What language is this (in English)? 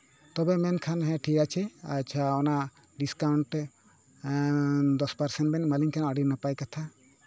Santali